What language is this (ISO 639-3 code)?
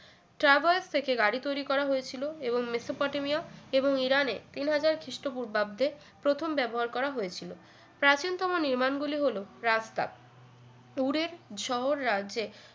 ben